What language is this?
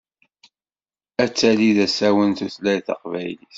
Kabyle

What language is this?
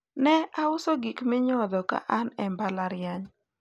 Luo (Kenya and Tanzania)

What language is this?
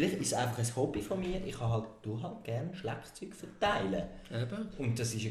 German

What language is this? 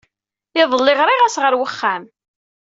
Kabyle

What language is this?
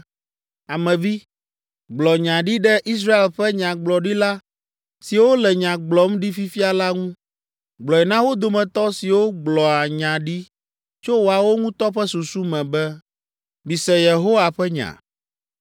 Ewe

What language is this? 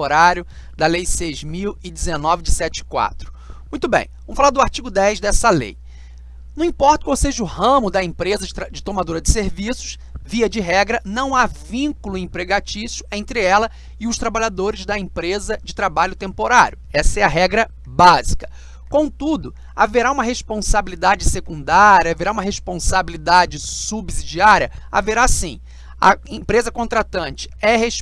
Portuguese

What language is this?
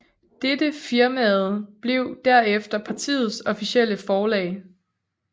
Danish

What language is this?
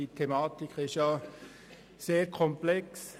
Swiss German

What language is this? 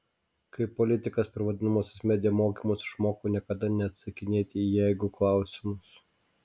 Lithuanian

